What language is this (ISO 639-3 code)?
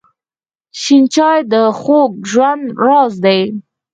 pus